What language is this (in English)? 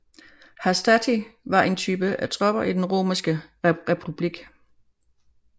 Danish